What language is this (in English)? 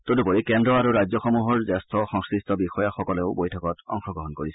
Assamese